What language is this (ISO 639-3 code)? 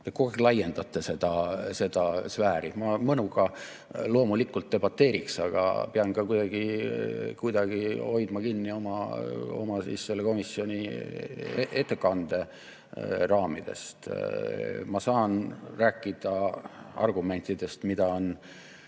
est